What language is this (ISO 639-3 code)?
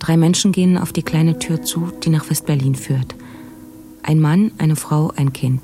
fin